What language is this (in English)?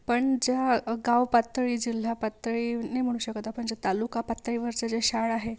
Marathi